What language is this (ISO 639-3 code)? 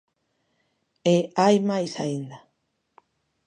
glg